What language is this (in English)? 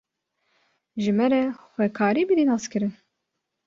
Kurdish